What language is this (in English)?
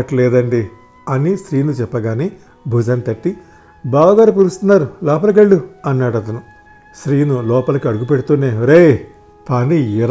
Telugu